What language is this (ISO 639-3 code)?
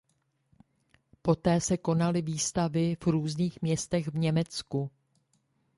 ces